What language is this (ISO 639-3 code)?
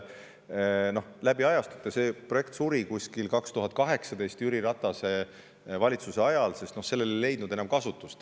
est